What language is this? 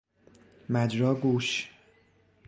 Persian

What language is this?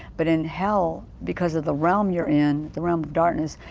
English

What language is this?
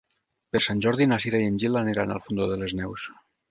Catalan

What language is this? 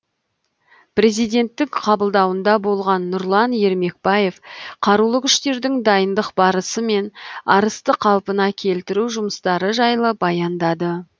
Kazakh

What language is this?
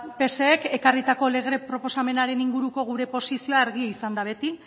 Basque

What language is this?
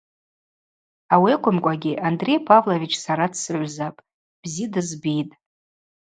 Abaza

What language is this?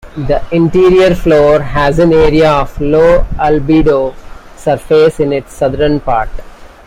English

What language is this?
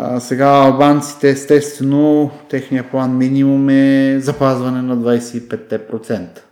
Bulgarian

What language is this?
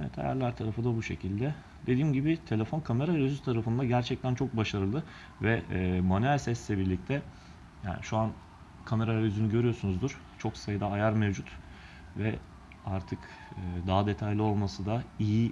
Turkish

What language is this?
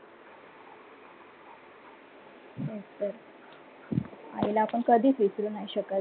Marathi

